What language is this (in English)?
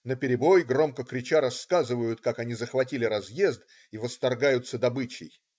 Russian